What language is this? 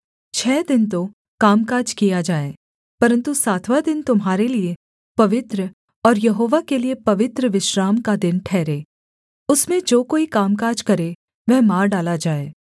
Hindi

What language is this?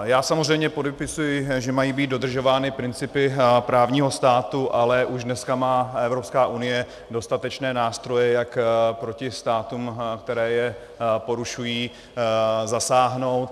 Czech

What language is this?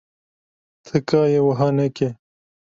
Kurdish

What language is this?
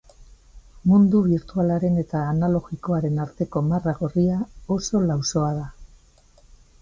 Basque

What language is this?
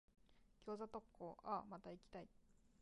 Japanese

